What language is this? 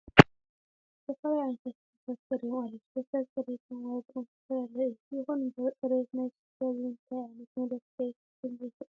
Tigrinya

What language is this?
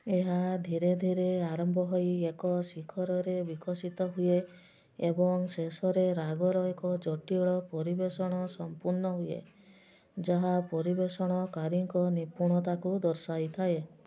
Odia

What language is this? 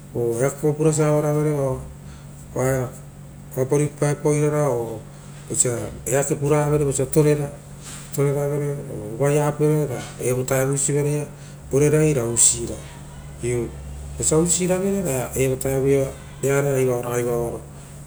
Rotokas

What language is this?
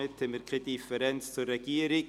Swiss German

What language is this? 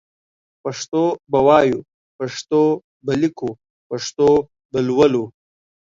Pashto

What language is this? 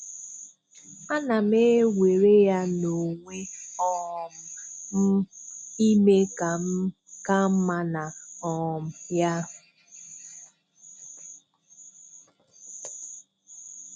Igbo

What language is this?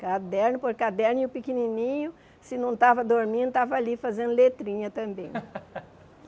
Portuguese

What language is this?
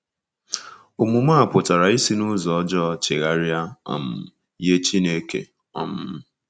Igbo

